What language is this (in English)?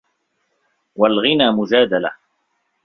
Arabic